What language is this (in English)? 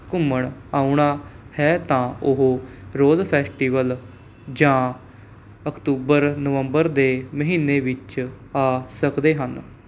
Punjabi